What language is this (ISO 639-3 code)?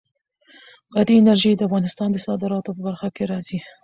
pus